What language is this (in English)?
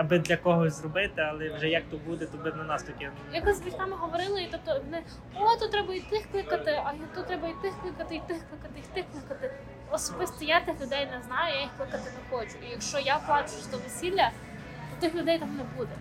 Ukrainian